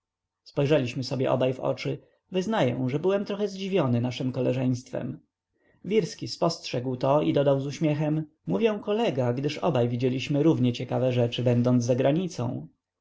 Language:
Polish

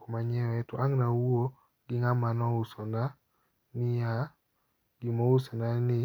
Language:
Luo (Kenya and Tanzania)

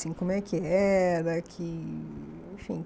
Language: Portuguese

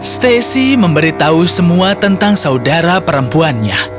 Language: Indonesian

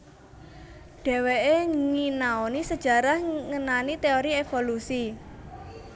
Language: Javanese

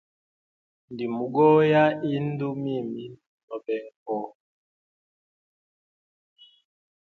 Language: Hemba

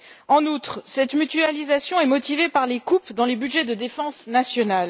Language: French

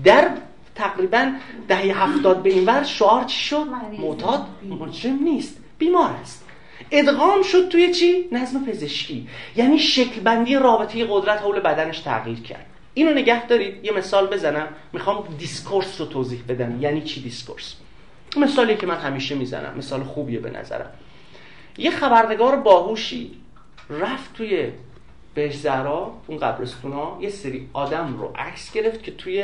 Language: Persian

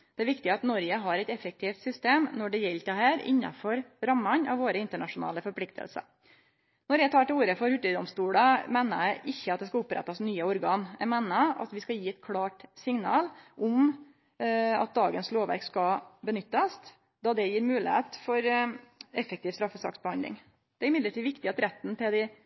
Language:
Norwegian Nynorsk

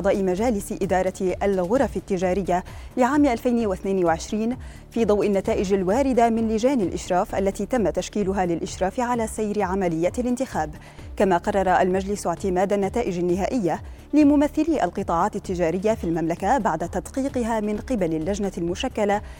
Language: Arabic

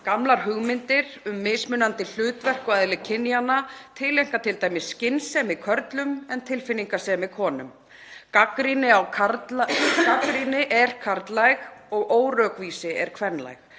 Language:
Icelandic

